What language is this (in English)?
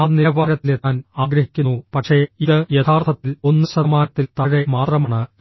Malayalam